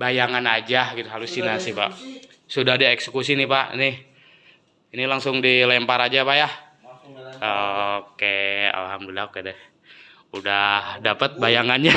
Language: Indonesian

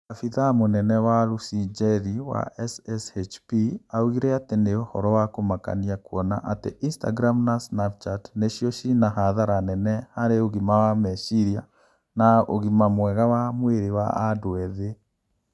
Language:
Kikuyu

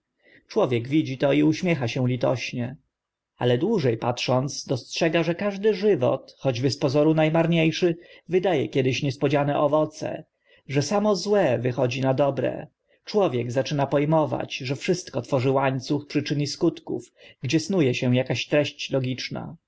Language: Polish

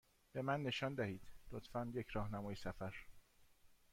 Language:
Persian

